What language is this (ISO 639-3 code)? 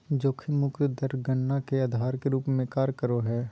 mag